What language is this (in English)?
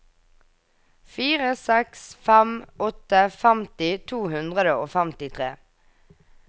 Norwegian